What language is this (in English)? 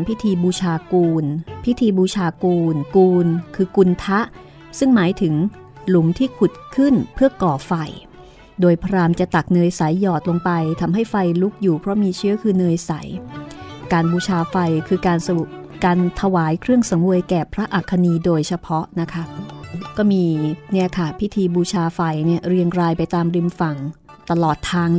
Thai